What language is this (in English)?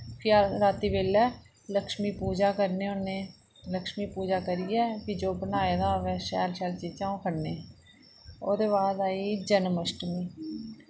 Dogri